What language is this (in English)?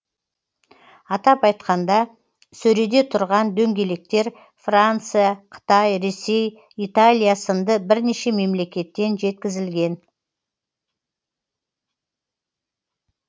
Kazakh